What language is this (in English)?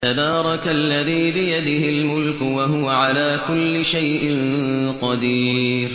Arabic